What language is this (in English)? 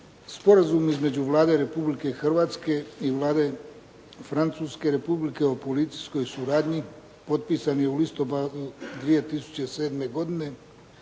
Croatian